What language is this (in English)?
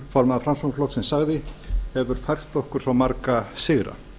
Icelandic